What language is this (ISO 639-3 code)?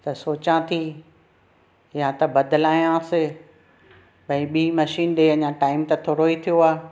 snd